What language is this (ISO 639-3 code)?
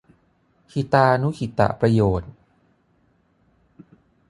tha